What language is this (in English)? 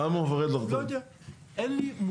Hebrew